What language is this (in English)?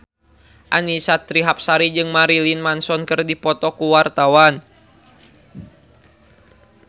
Sundanese